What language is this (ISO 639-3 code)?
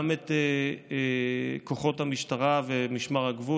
heb